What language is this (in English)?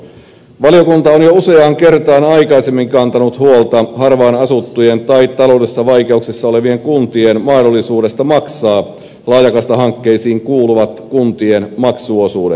Finnish